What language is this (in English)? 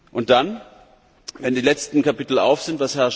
German